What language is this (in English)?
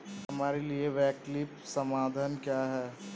Hindi